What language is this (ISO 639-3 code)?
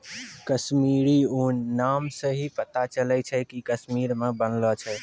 mai